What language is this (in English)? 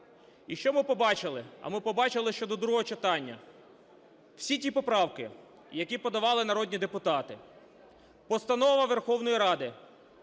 Ukrainian